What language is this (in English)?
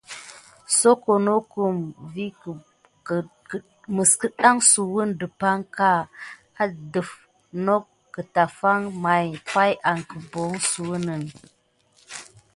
Gidar